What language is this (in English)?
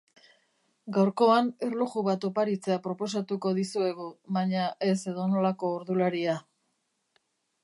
Basque